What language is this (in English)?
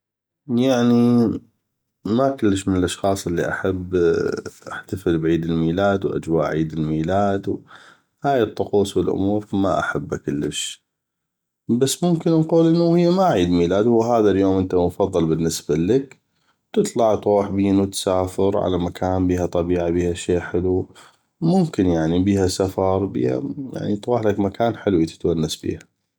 North Mesopotamian Arabic